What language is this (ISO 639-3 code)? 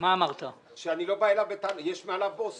heb